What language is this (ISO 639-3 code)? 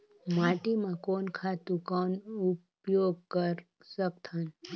hne